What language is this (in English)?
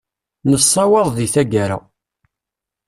Kabyle